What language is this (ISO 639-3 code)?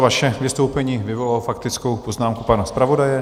ces